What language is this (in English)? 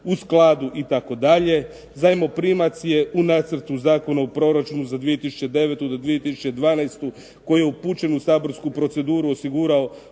Croatian